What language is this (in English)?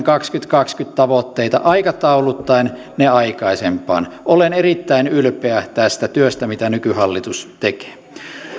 Finnish